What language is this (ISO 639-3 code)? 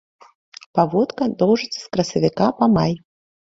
bel